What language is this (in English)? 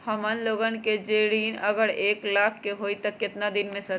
Magahi